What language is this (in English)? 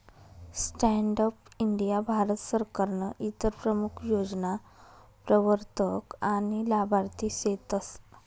Marathi